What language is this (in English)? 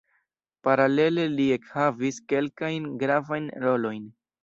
Esperanto